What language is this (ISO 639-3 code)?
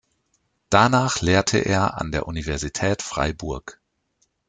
deu